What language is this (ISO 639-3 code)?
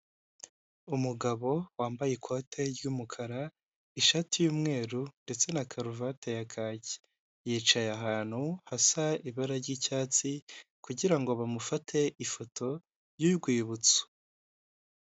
kin